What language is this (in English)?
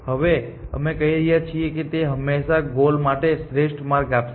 Gujarati